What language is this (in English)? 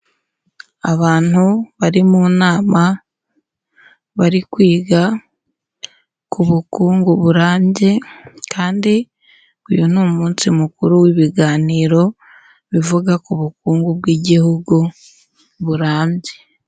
Kinyarwanda